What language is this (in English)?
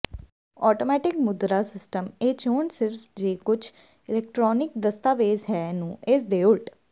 Punjabi